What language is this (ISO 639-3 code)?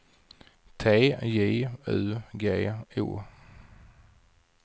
swe